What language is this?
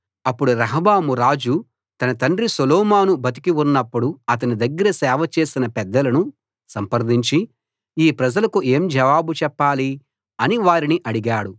Telugu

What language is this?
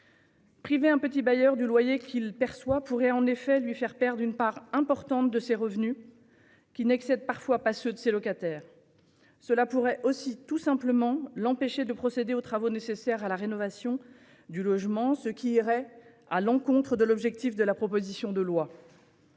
French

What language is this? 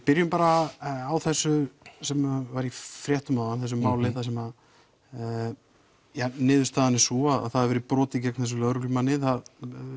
Icelandic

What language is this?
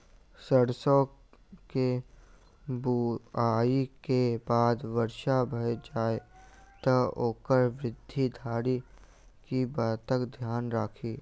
Maithili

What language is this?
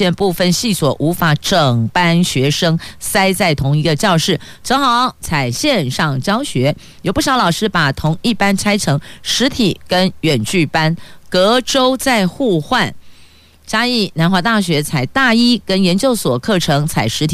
Chinese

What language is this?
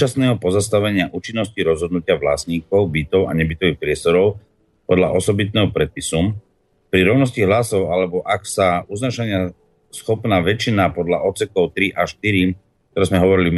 Slovak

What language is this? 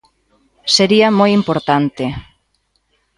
Galician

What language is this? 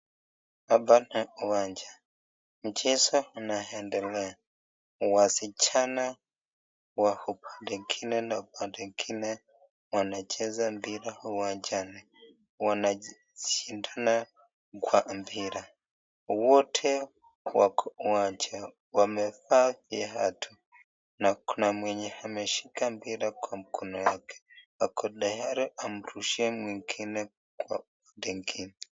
Swahili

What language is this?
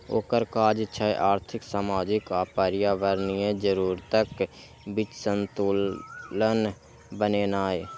Maithili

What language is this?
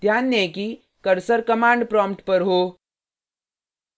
Hindi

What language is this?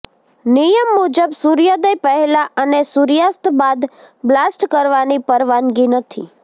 Gujarati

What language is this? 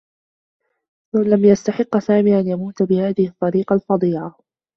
Arabic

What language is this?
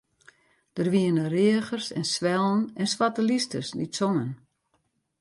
Western Frisian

